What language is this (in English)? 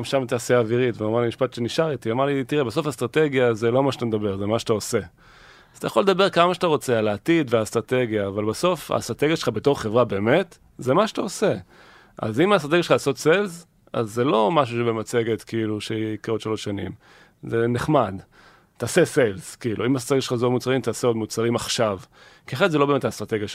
Hebrew